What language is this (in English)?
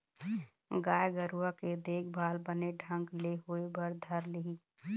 Chhattisgarhi